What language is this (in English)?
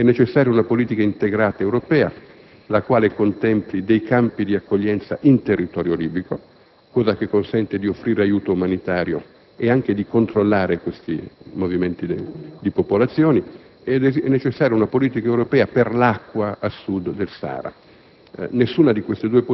Italian